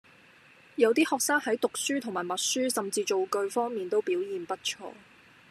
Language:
Cantonese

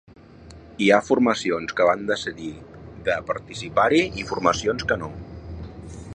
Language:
Catalan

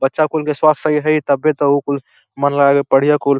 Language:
Bhojpuri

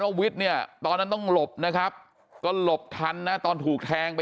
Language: Thai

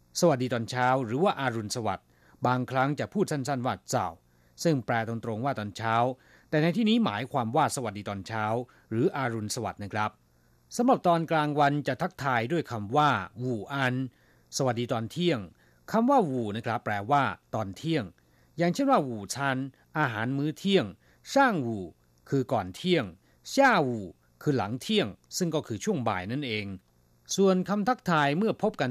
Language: Thai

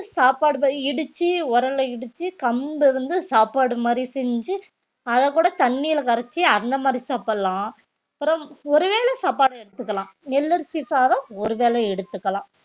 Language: Tamil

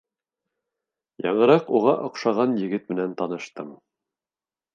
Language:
Bashkir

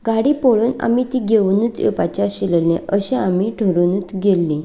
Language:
Konkani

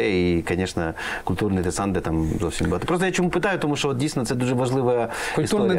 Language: Ukrainian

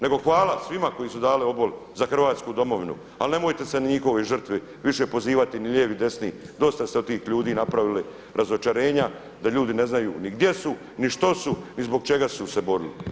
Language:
Croatian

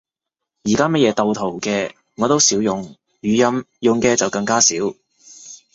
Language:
Cantonese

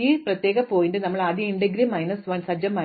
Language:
Malayalam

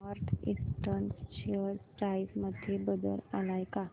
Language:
Marathi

